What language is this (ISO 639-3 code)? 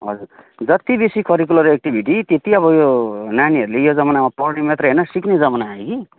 nep